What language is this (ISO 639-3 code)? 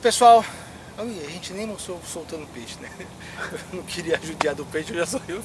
por